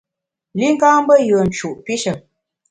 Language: Bamun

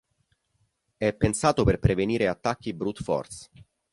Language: Italian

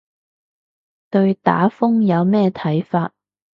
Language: Cantonese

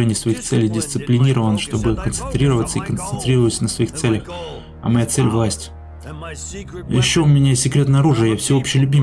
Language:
Russian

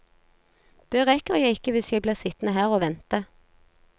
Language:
Norwegian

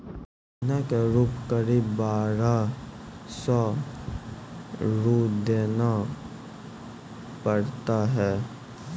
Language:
Maithili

